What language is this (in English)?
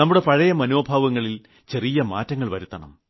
Malayalam